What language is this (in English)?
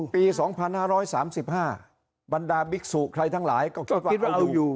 Thai